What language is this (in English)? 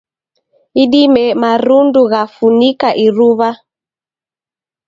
Taita